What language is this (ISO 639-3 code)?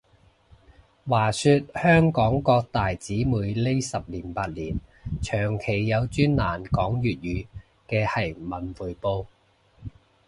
yue